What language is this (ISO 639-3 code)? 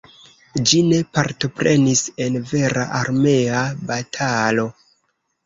epo